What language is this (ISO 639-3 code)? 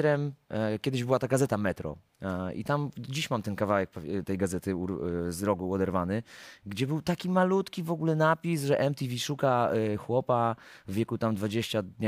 pol